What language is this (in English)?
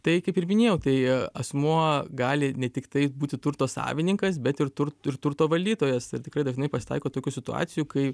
Lithuanian